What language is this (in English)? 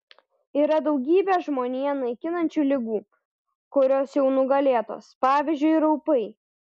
Lithuanian